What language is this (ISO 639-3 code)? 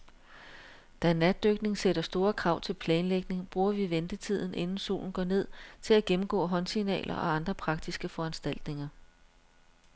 dan